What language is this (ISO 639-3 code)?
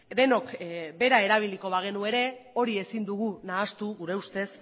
eus